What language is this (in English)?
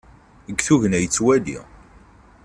Kabyle